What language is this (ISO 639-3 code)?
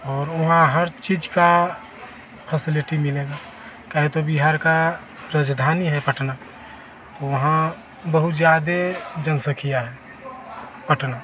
hin